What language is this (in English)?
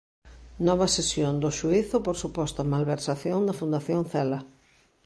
Galician